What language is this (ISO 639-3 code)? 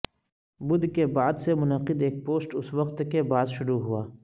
urd